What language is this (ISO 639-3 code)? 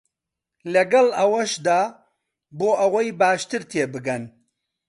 ckb